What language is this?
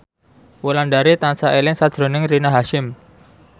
Javanese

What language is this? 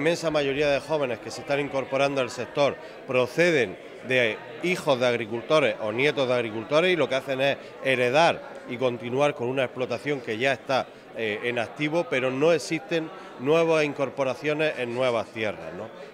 Spanish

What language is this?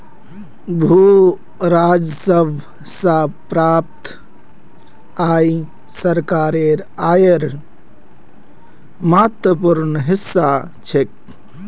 Magahi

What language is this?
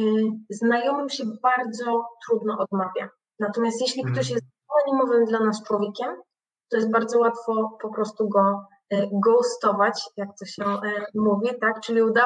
Polish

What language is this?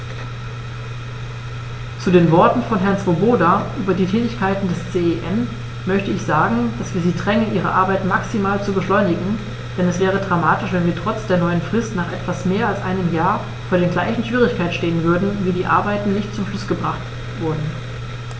German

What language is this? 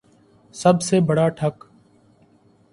Urdu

